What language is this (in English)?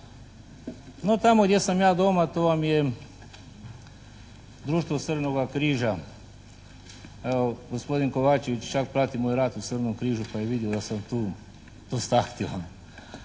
Croatian